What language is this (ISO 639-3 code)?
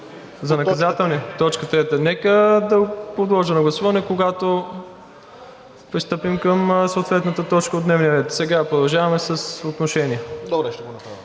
bul